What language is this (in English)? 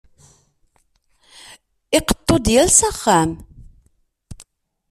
Kabyle